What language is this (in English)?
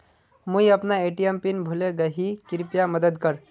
Magahi